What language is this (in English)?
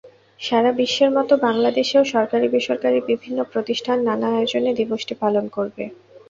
Bangla